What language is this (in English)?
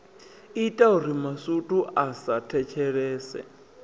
Venda